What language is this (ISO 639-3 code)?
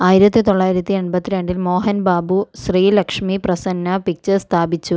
mal